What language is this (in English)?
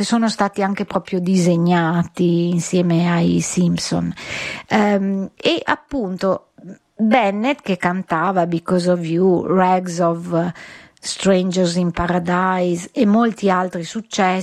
Italian